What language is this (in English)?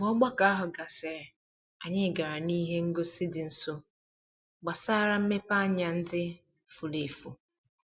Igbo